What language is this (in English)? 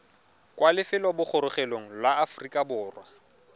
Tswana